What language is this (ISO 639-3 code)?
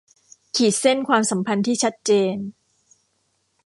tha